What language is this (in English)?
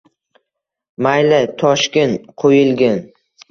Uzbek